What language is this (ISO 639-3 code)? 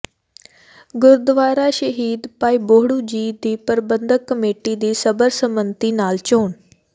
pan